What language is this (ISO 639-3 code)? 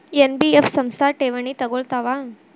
kan